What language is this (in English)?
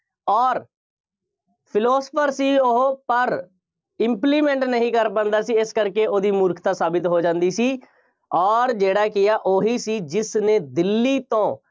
Punjabi